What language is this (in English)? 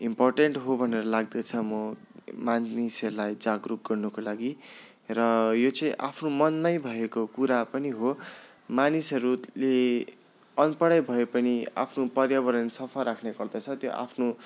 Nepali